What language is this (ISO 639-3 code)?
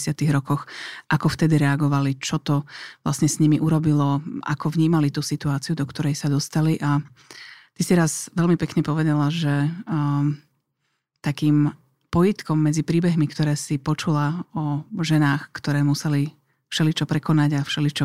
slk